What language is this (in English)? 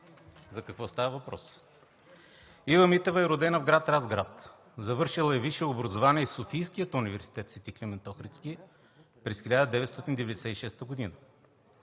Bulgarian